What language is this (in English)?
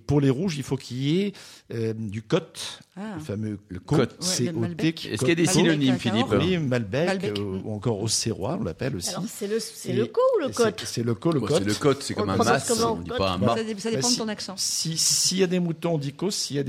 French